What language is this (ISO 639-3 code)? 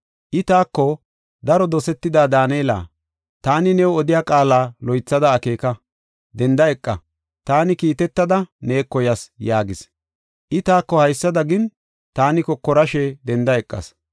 gof